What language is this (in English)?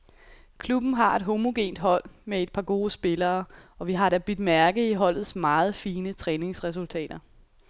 Danish